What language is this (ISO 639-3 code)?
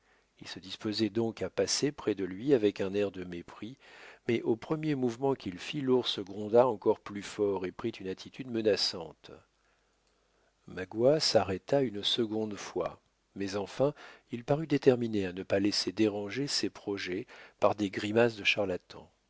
fra